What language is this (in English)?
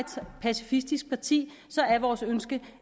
Danish